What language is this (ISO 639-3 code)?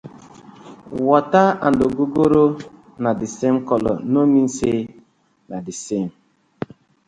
pcm